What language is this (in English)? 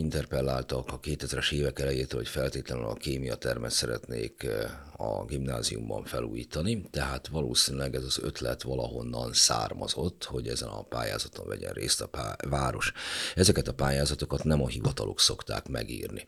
Hungarian